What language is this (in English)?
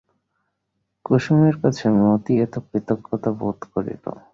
Bangla